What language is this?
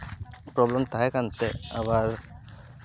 Santali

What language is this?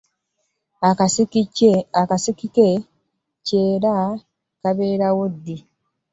Ganda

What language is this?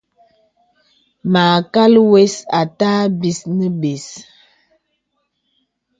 Bebele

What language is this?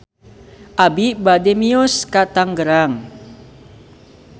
Sundanese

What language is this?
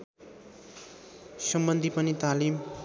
Nepali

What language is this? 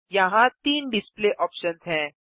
Hindi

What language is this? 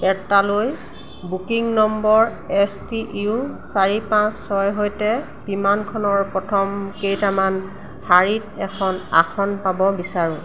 Assamese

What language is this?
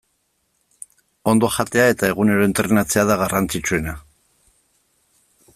Basque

